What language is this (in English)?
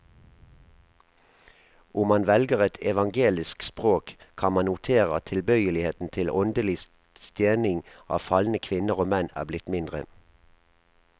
Norwegian